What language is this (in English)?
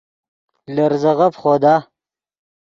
Yidgha